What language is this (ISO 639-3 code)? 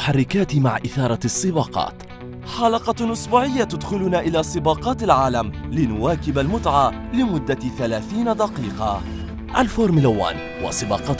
ara